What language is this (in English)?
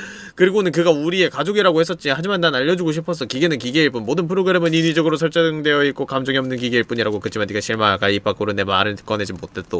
Korean